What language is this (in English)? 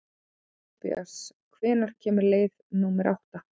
Icelandic